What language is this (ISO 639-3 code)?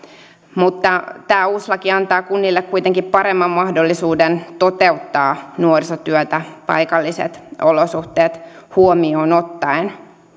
fin